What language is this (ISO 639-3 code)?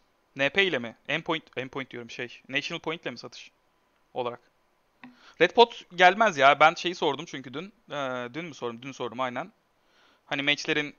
tur